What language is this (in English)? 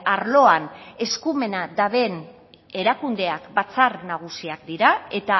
Basque